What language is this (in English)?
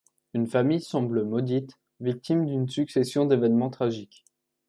French